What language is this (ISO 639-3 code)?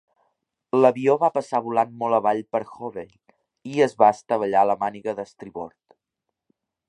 cat